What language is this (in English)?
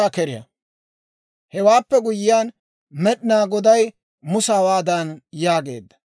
Dawro